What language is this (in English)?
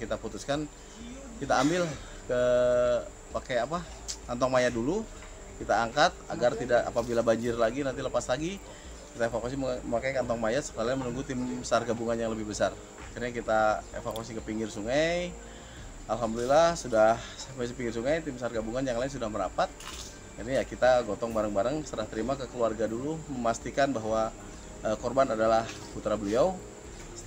Indonesian